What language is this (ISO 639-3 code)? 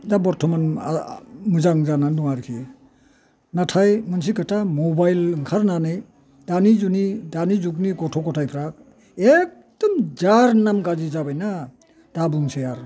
brx